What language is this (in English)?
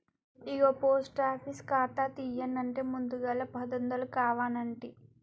Telugu